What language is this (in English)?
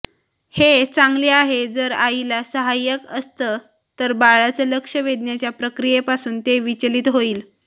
Marathi